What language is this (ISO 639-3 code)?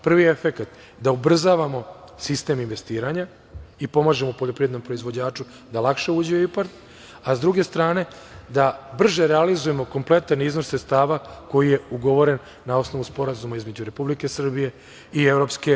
srp